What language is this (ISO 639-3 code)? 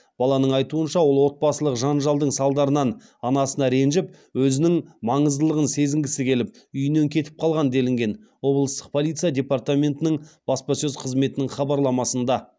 kaz